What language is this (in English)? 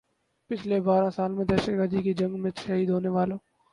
Urdu